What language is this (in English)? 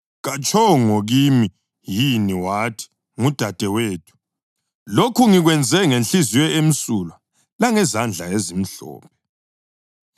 North Ndebele